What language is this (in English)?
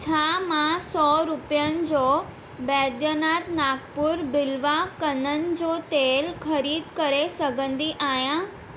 Sindhi